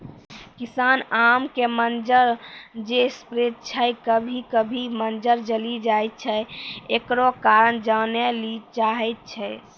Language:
Maithili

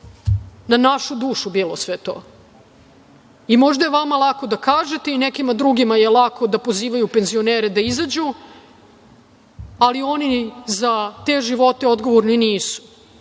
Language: Serbian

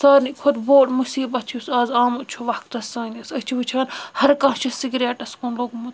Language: Kashmiri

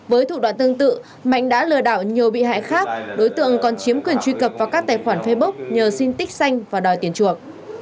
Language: Vietnamese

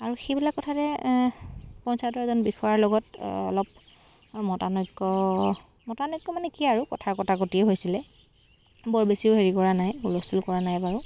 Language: Assamese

